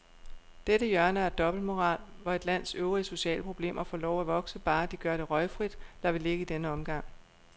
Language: Danish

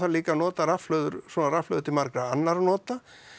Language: Icelandic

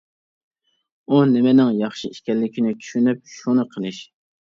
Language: Uyghur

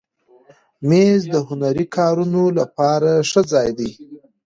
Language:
Pashto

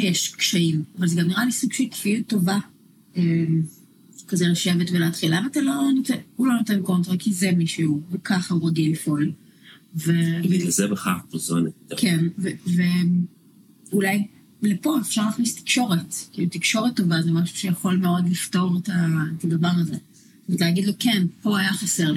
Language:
Hebrew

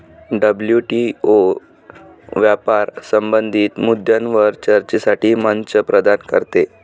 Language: Marathi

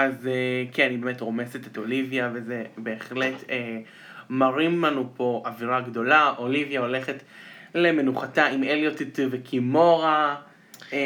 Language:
Hebrew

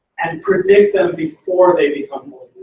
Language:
English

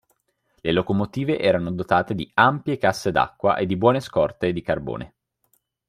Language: Italian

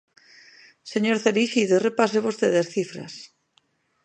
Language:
Galician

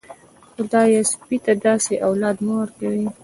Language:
Pashto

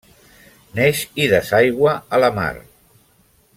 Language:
Catalan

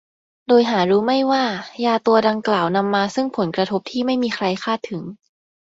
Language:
Thai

